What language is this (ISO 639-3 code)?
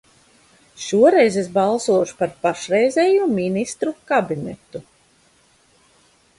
lav